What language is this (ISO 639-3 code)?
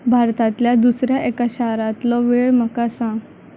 kok